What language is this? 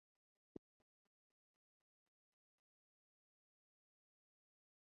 Swahili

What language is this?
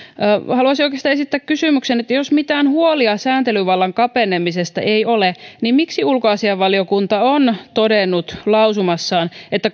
Finnish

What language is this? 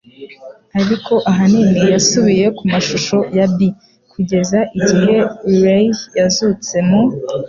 Kinyarwanda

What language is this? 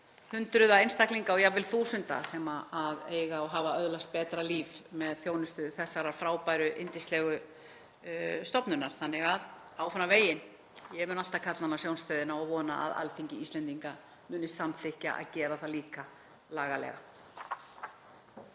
Icelandic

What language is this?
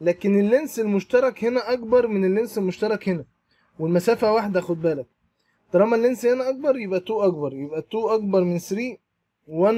Arabic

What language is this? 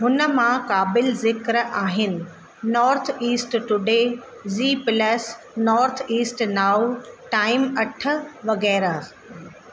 Sindhi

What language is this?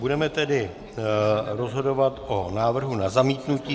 Czech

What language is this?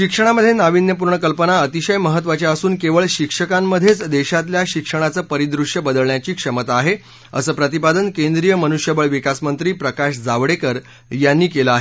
Marathi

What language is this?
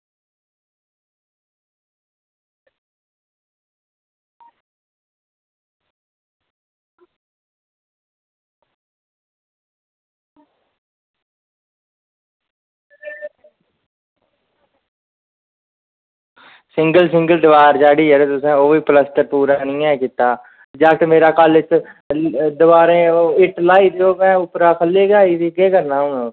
Dogri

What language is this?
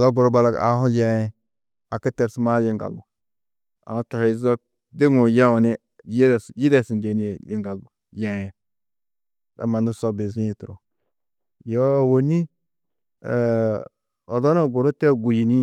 Tedaga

